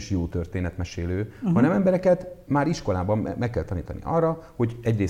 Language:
Hungarian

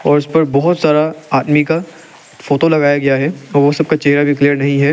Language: Hindi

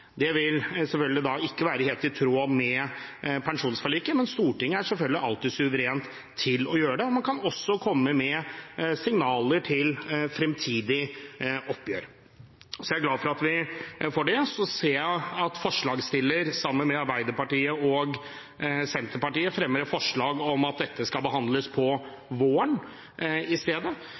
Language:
Norwegian Bokmål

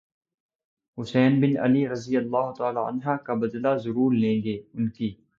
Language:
Urdu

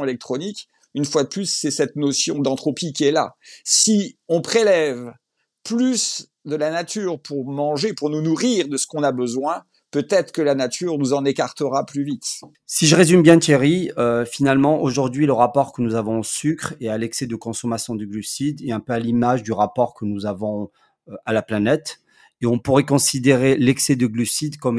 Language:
French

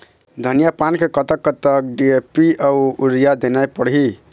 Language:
Chhattisgarhi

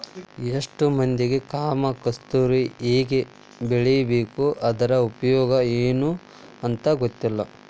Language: Kannada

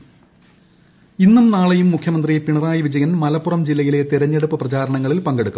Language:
Malayalam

